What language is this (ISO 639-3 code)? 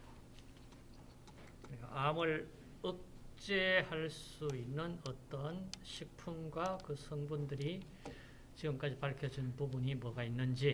kor